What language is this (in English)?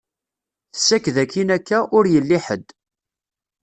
Kabyle